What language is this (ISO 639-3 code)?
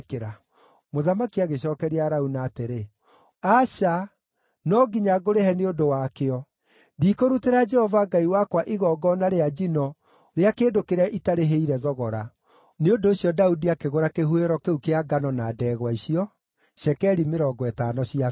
kik